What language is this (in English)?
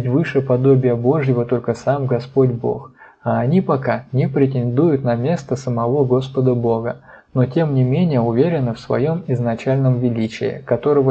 Russian